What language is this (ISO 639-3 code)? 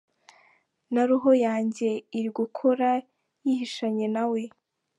kin